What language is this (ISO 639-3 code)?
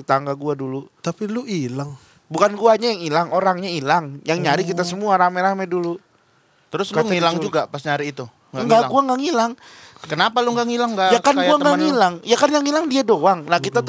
ind